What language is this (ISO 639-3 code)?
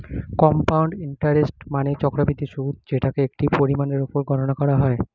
ben